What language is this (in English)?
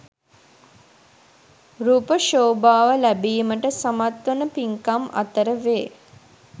Sinhala